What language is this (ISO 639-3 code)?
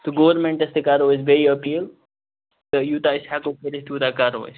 kas